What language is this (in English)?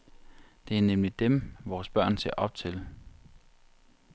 Danish